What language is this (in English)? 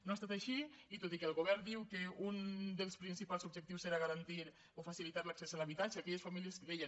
Catalan